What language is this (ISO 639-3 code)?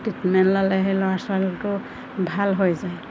asm